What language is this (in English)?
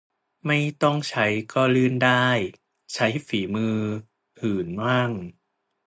Thai